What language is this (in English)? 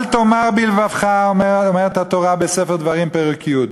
Hebrew